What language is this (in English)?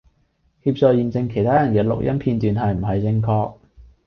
Cantonese